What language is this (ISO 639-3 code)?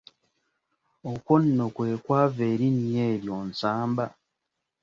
lug